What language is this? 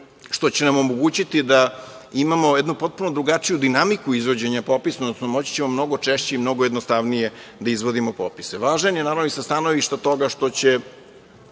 Serbian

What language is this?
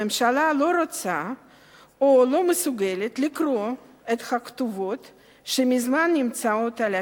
Hebrew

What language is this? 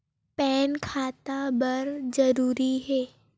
Chhattisgarhi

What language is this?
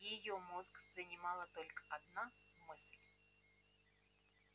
Russian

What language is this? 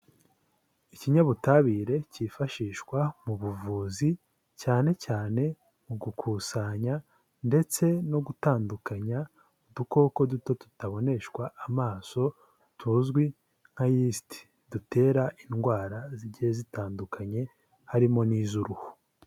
Kinyarwanda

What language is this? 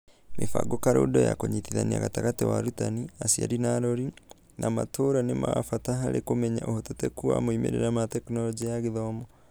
Kikuyu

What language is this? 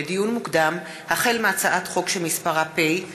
Hebrew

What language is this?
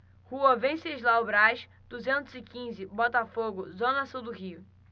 Portuguese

